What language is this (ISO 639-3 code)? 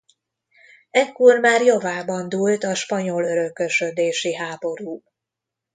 hun